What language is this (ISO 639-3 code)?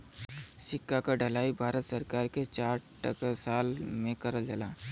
bho